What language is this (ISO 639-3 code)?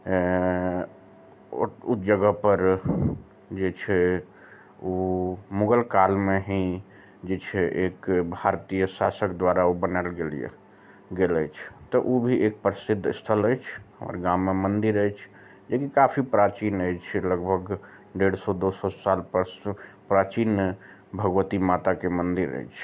mai